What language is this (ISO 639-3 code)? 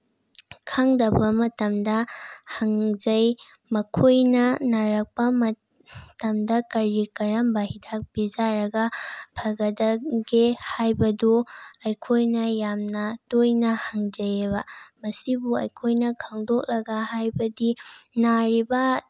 mni